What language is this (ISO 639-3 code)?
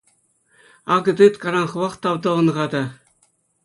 chv